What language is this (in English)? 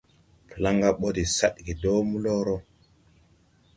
Tupuri